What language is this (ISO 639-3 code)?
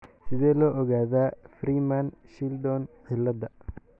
som